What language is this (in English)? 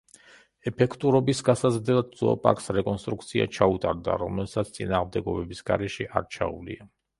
Georgian